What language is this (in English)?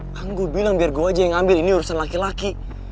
Indonesian